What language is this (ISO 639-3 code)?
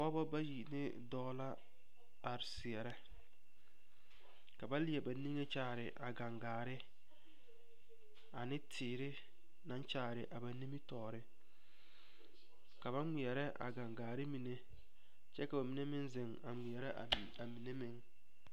dga